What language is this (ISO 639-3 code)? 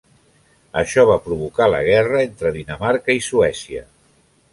cat